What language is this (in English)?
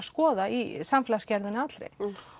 Icelandic